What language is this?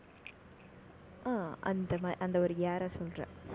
Tamil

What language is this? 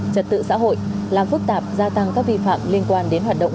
Vietnamese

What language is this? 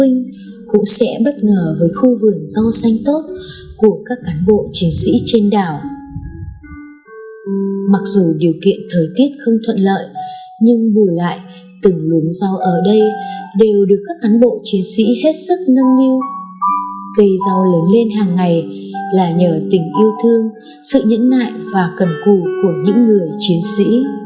Vietnamese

